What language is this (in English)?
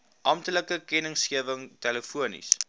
Afrikaans